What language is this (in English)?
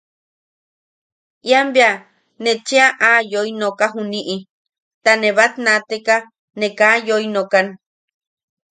Yaqui